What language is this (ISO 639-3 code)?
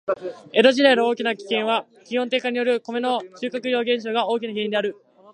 jpn